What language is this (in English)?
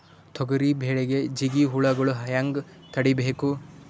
Kannada